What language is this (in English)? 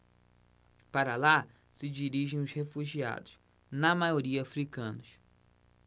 Portuguese